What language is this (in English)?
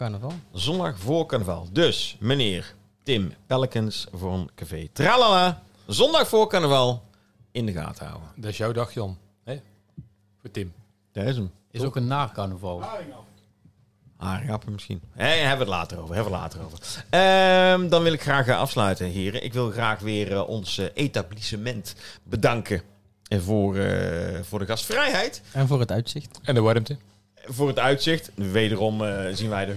Dutch